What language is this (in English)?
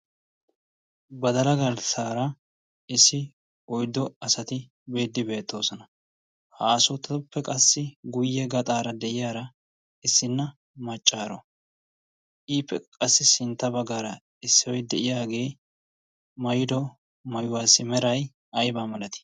Wolaytta